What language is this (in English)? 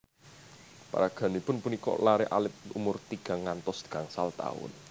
Javanese